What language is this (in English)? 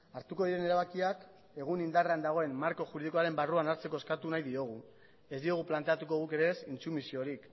Basque